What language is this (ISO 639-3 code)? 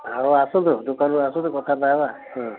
ori